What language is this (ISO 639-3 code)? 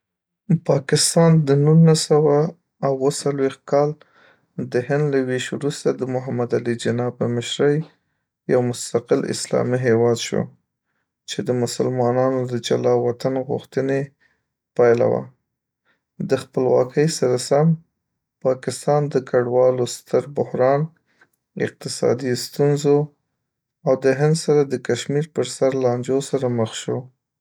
pus